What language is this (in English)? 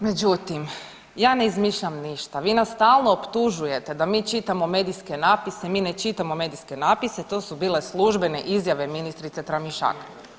Croatian